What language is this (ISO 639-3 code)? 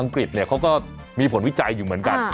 tha